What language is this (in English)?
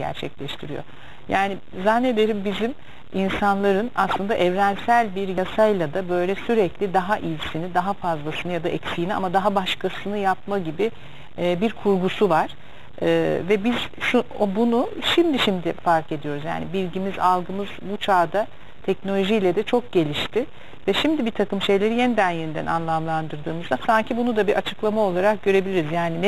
Turkish